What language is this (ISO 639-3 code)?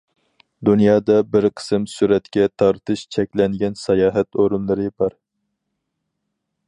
uig